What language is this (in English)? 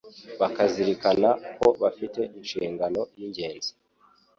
Kinyarwanda